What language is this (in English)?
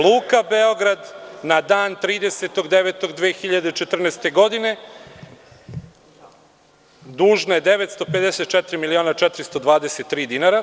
Serbian